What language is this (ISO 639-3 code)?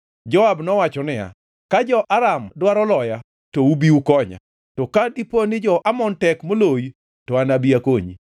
luo